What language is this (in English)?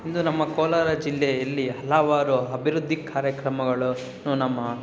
Kannada